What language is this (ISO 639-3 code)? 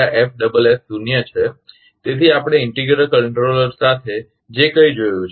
guj